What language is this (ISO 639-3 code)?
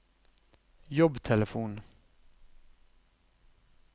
nor